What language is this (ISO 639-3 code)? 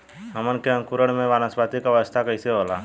bho